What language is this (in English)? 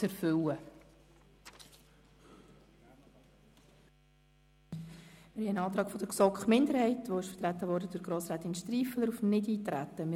Swiss German